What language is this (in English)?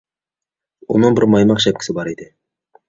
Uyghur